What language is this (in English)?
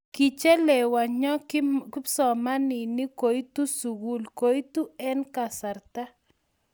Kalenjin